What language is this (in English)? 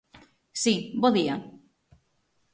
Galician